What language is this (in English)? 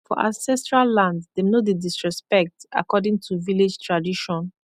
Nigerian Pidgin